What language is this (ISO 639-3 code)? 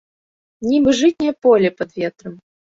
bel